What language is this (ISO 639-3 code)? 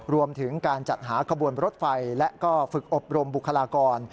tha